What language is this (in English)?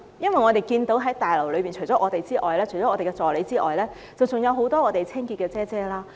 Cantonese